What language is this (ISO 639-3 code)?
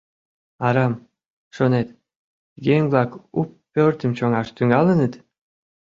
chm